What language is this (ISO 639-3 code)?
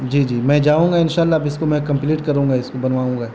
urd